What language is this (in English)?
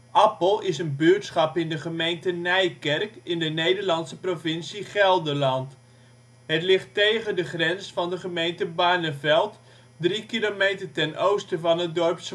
Dutch